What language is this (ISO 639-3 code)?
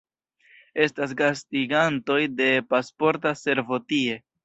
epo